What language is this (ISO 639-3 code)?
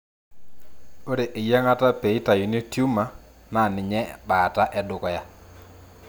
mas